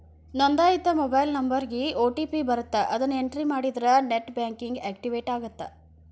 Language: Kannada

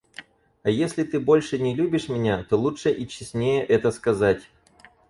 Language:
Russian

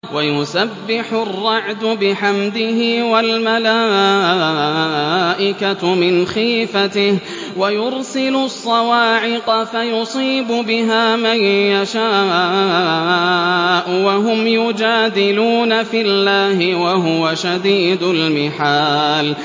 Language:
Arabic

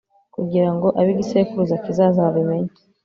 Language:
Kinyarwanda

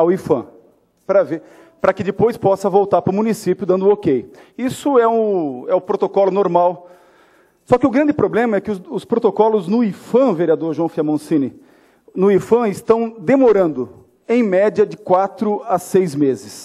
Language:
Portuguese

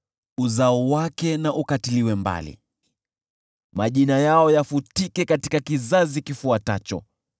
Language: Swahili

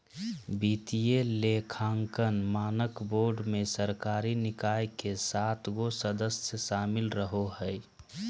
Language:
Magahi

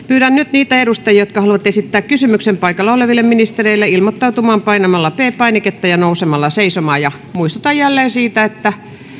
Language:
Finnish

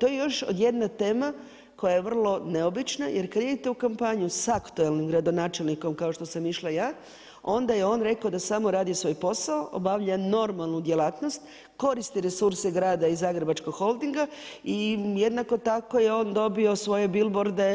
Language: Croatian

